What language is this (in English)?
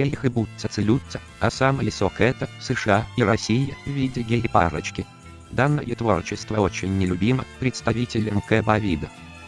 Russian